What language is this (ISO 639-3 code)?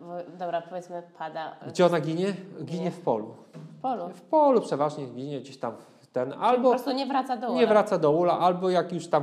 pol